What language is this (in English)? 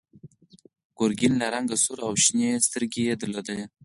Pashto